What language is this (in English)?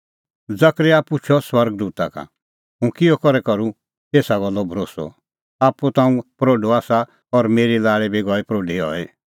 Kullu Pahari